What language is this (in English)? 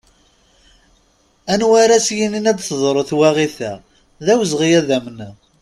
Kabyle